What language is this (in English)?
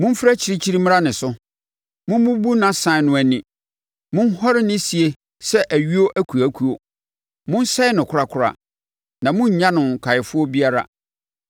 Akan